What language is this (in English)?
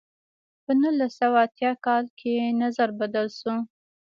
Pashto